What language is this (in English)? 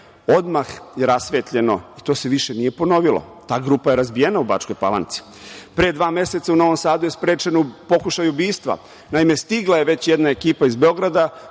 Serbian